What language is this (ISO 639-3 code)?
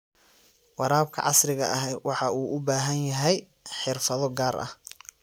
som